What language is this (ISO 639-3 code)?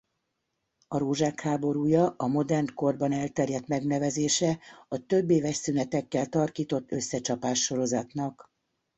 hun